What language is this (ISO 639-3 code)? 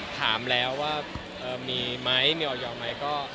tha